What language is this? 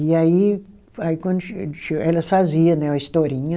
Portuguese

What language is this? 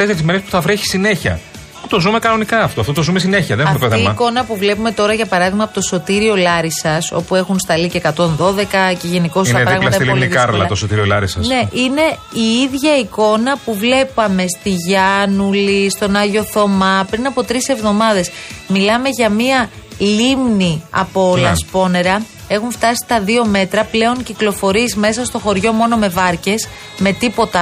Greek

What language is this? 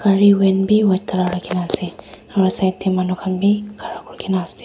Naga Pidgin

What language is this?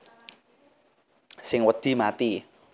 Javanese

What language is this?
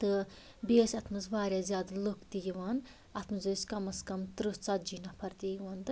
Kashmiri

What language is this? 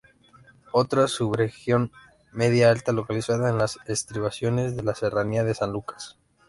Spanish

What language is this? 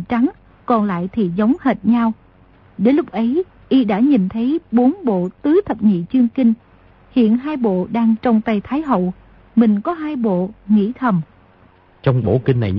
Vietnamese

